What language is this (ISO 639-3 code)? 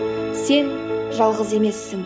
kaz